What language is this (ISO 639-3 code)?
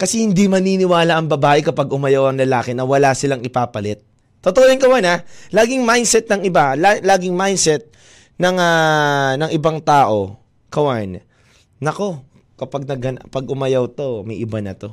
fil